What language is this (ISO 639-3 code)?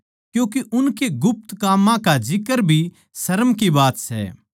bgc